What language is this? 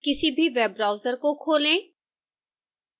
Hindi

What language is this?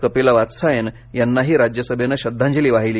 Marathi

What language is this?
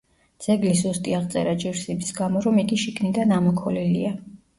Georgian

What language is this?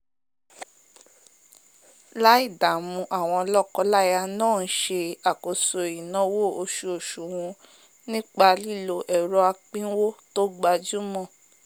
Yoruba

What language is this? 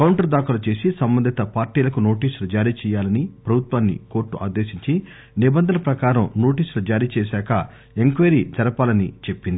Telugu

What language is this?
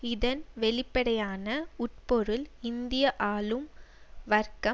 Tamil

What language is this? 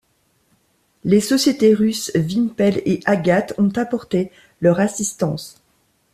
French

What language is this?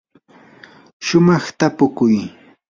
Yanahuanca Pasco Quechua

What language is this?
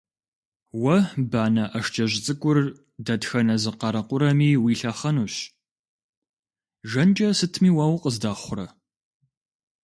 Kabardian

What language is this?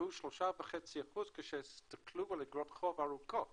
Hebrew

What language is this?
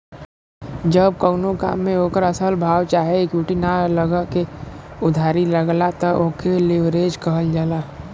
Bhojpuri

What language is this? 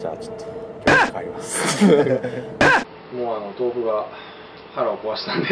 Japanese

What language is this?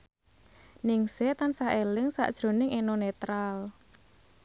Javanese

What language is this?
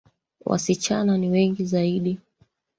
Swahili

